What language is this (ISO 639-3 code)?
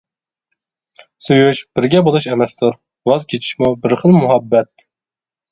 uig